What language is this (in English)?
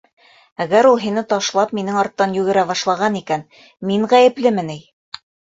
Bashkir